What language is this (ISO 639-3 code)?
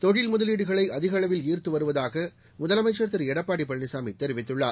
tam